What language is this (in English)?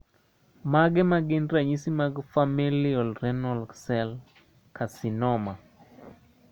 Luo (Kenya and Tanzania)